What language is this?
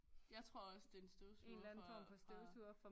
Danish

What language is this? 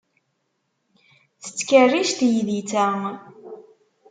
Kabyle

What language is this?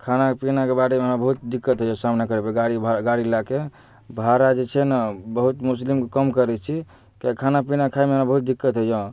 Maithili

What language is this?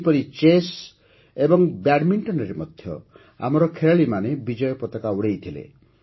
Odia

